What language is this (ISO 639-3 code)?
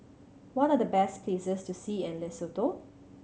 eng